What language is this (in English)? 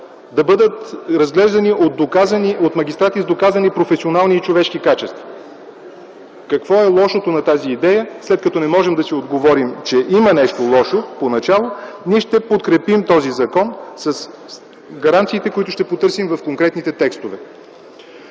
Bulgarian